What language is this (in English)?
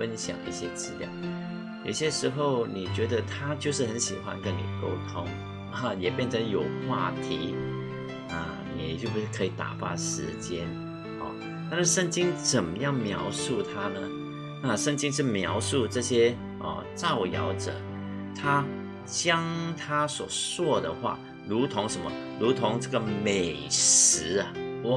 Chinese